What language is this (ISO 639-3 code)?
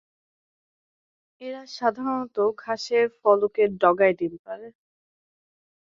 ben